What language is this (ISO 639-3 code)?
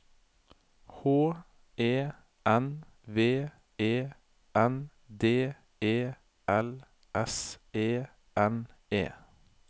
nor